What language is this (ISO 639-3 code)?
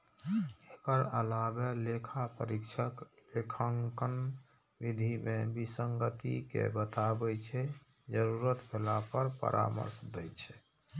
mai